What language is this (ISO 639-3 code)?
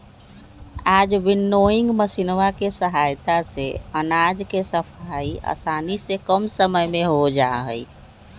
mag